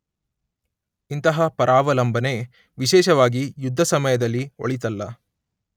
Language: Kannada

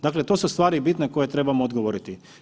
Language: Croatian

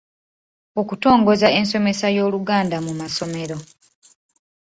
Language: Ganda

